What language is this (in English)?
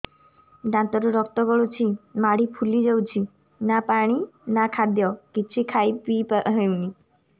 Odia